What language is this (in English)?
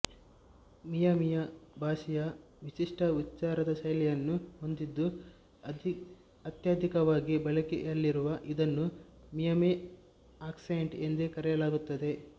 Kannada